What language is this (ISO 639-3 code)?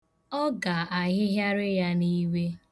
ibo